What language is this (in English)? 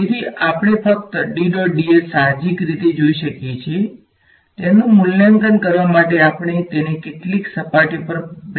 Gujarati